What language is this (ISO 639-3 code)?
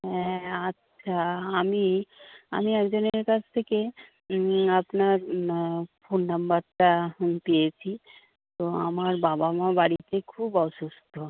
ben